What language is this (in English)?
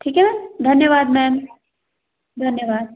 Hindi